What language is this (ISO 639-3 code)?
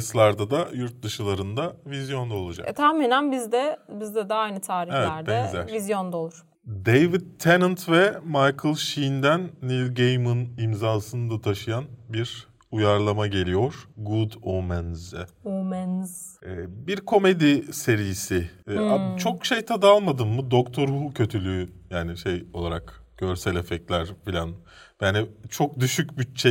tur